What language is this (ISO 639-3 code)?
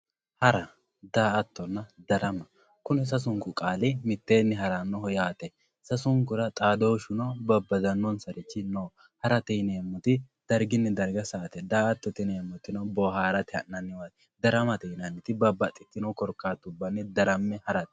sid